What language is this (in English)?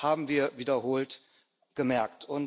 German